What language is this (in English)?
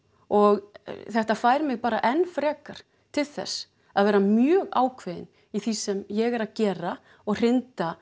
Icelandic